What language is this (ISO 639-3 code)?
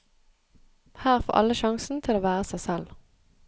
nor